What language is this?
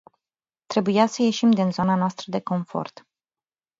Romanian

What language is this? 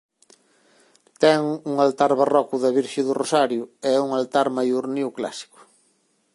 Galician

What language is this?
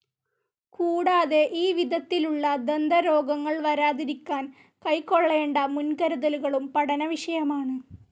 Malayalam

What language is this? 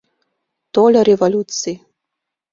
Mari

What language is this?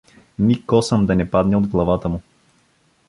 Bulgarian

